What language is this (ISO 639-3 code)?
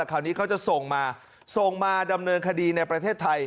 tha